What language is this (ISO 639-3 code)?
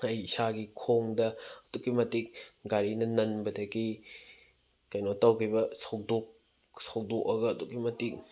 mni